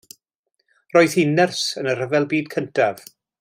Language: Welsh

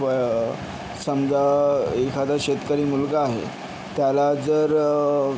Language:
Marathi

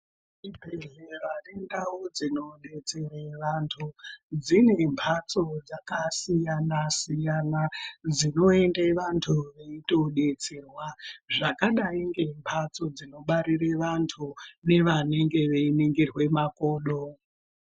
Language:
Ndau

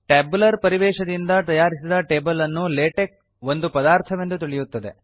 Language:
Kannada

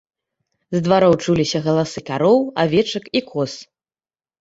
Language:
Belarusian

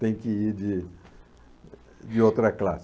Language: Portuguese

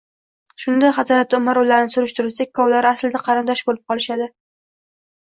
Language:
Uzbek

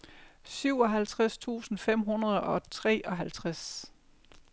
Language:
Danish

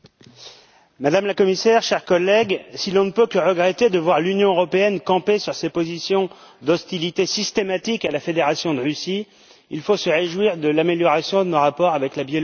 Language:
French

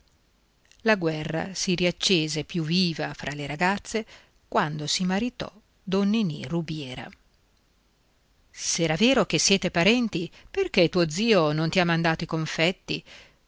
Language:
Italian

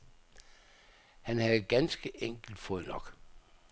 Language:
Danish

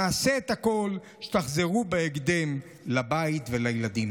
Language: Hebrew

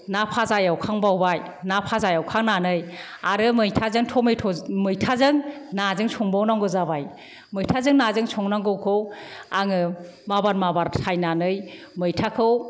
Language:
Bodo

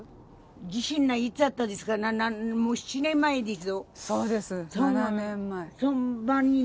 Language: Japanese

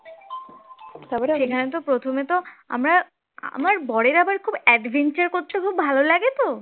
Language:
Bangla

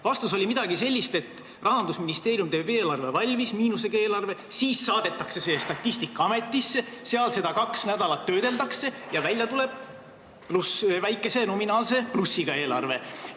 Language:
Estonian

